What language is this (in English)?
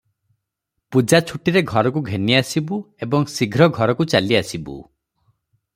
Odia